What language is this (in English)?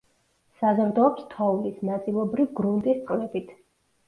Georgian